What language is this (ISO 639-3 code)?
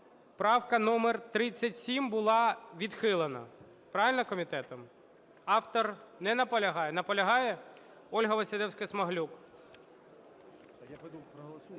ukr